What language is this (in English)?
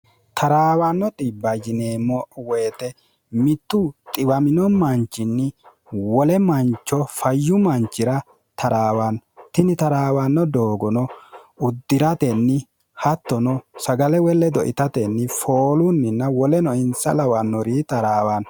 Sidamo